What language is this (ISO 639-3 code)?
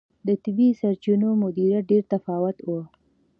pus